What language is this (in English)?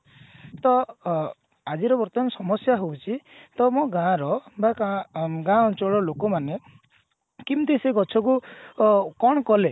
Odia